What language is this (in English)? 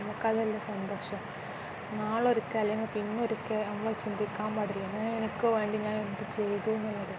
Malayalam